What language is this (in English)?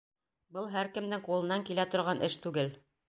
Bashkir